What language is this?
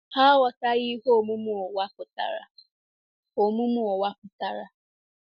Igbo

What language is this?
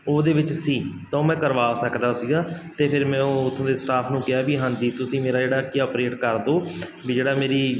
Punjabi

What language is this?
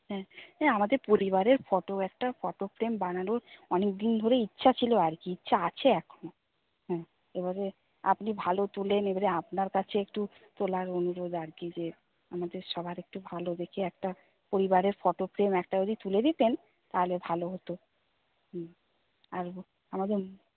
Bangla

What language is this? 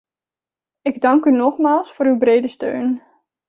Dutch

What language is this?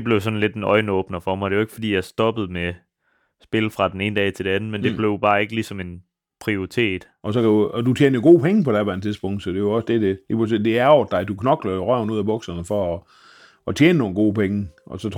Danish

